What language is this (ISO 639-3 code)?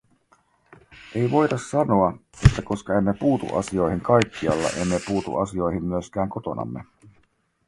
fin